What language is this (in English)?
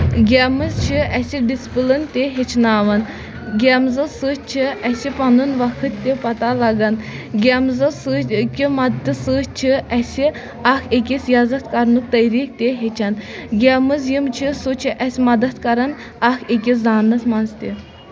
Kashmiri